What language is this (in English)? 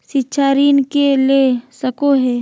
Magahi